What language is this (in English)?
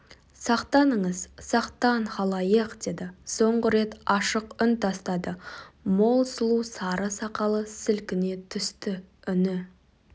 Kazakh